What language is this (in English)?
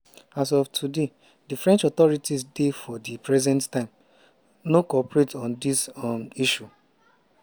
Nigerian Pidgin